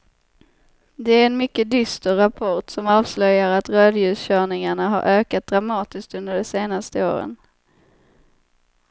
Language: Swedish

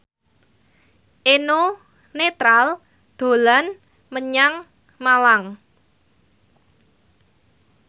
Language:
Javanese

